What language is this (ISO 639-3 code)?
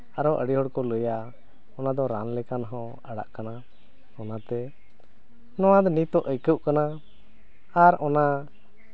sat